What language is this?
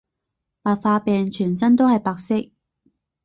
Cantonese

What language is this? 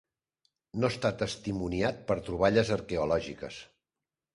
Catalan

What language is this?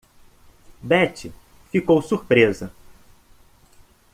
Portuguese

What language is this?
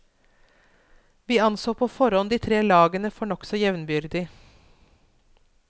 Norwegian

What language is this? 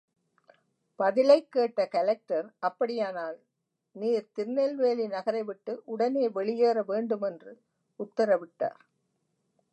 Tamil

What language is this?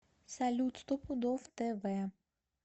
Russian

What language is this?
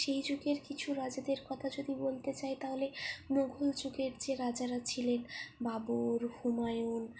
Bangla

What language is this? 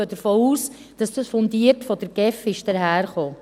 Swiss German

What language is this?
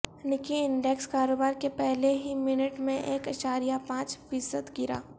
Urdu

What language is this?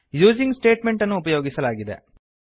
Kannada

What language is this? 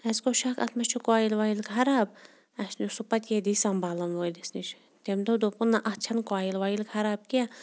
Kashmiri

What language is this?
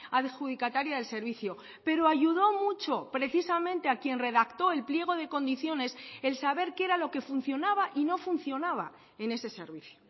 Spanish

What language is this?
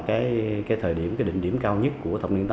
Vietnamese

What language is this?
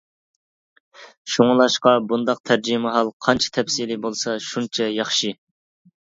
Uyghur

